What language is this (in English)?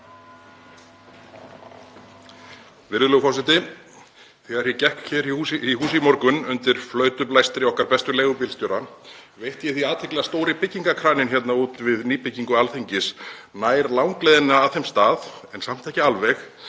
Icelandic